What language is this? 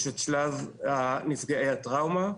Hebrew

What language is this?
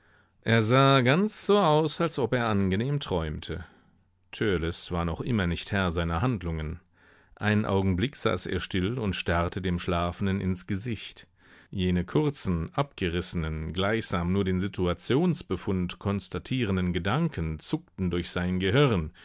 German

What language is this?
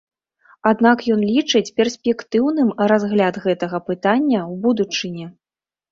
Belarusian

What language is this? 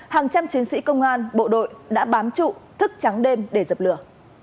Vietnamese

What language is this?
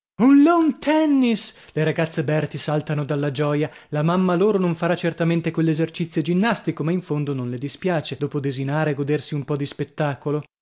Italian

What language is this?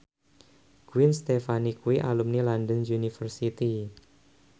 Javanese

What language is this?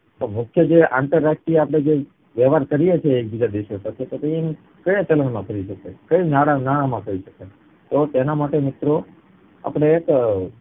Gujarati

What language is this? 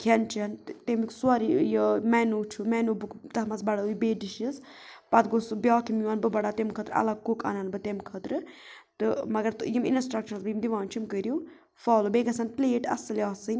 Kashmiri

